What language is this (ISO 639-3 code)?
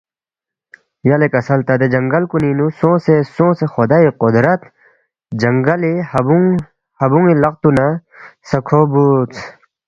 bft